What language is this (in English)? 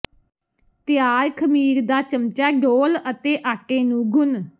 Punjabi